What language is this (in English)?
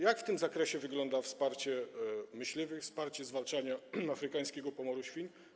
Polish